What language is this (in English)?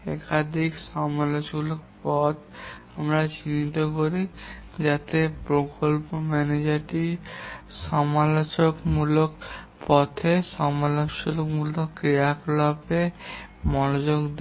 Bangla